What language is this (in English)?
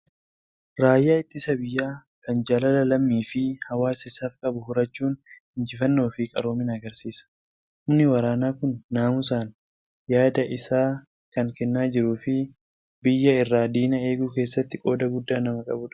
Oromo